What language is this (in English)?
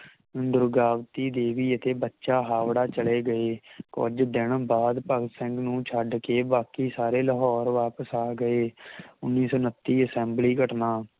Punjabi